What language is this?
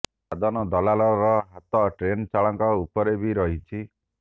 Odia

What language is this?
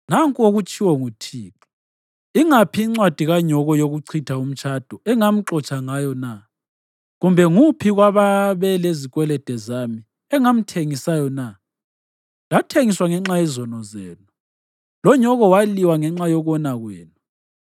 North Ndebele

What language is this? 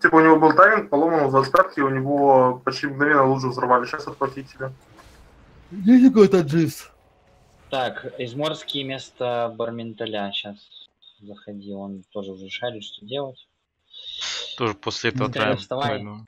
Russian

